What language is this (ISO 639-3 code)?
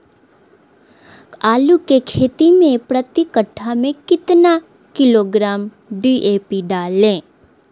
mag